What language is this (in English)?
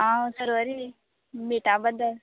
Konkani